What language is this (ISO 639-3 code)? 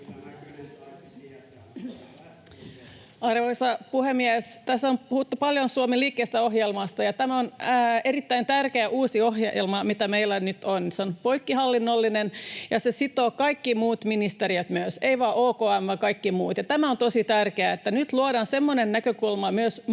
fin